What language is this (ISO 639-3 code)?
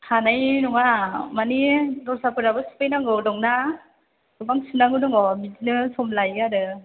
brx